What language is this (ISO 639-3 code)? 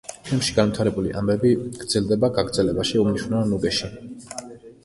kat